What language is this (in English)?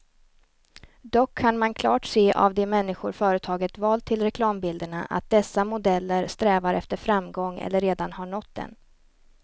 Swedish